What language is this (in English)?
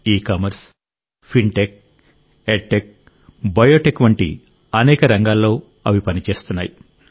Telugu